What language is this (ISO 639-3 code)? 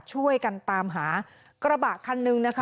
tha